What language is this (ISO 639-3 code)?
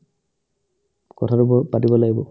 asm